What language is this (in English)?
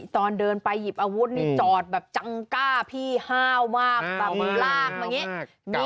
Thai